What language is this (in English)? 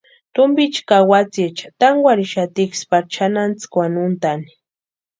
Western Highland Purepecha